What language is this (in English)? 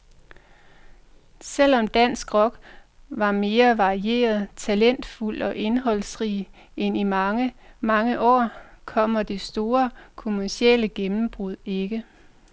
Danish